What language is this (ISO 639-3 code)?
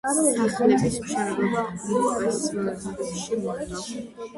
kat